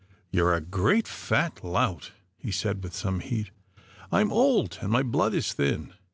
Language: English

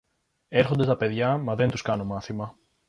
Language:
Greek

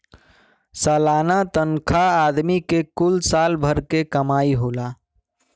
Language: Bhojpuri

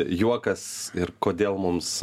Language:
Lithuanian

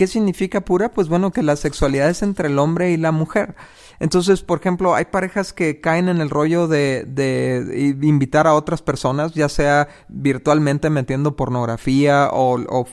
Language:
Spanish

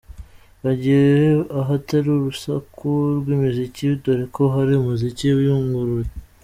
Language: Kinyarwanda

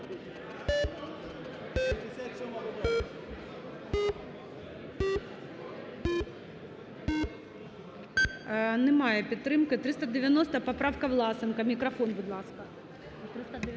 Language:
Ukrainian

